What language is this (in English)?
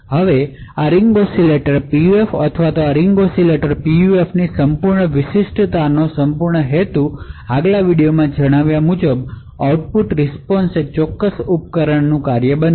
Gujarati